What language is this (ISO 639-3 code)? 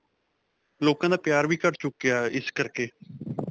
pan